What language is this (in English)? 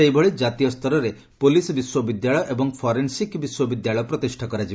Odia